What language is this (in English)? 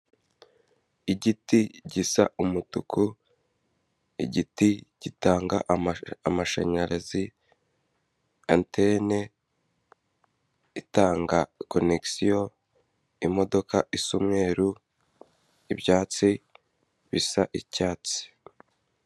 Kinyarwanda